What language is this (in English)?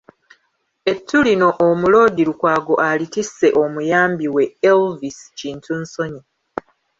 Ganda